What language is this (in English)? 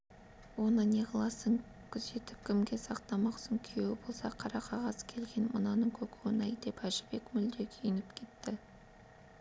Kazakh